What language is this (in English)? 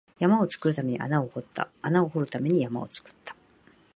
Japanese